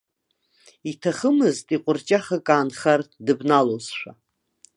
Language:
Abkhazian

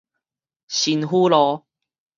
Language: Min Nan Chinese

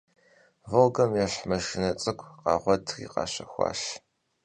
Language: Kabardian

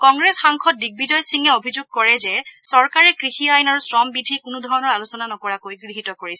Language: Assamese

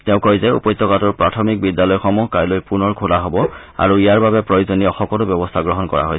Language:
Assamese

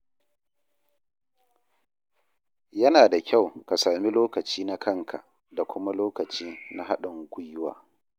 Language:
Hausa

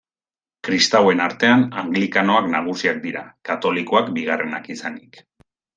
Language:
Basque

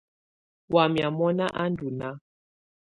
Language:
Tunen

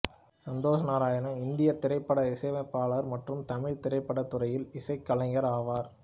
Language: Tamil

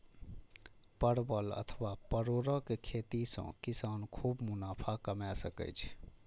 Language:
Maithili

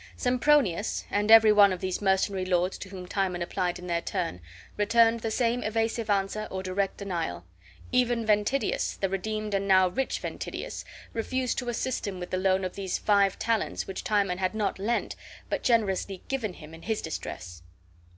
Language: English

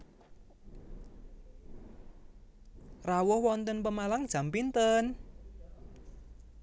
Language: Javanese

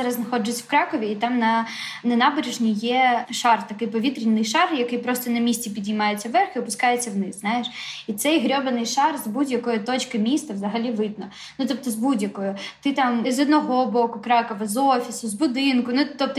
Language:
Ukrainian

